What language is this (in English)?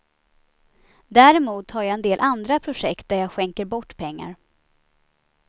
Swedish